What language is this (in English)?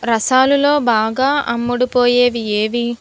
Telugu